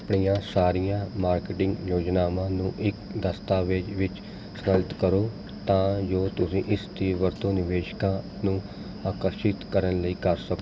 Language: Punjabi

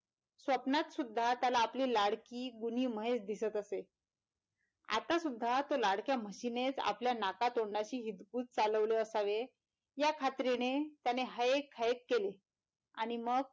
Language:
Marathi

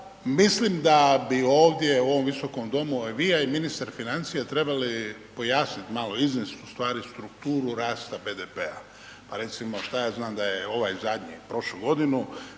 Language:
Croatian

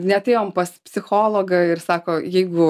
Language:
Lithuanian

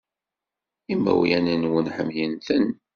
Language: Kabyle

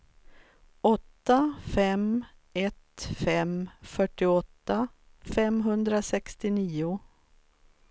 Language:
Swedish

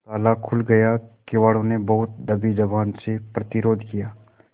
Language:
Hindi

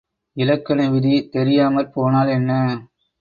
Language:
Tamil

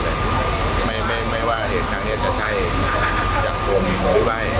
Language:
Thai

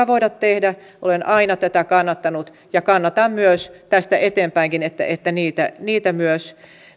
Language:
Finnish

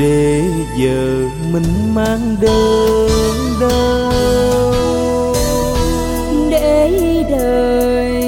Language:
Vietnamese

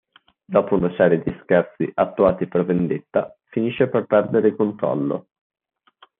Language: Italian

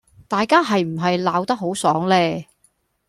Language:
Cantonese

